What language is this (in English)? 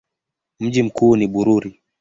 Swahili